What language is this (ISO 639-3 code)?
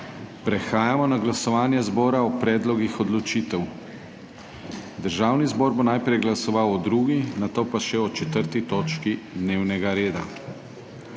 slv